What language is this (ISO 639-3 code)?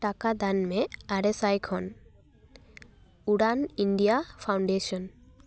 sat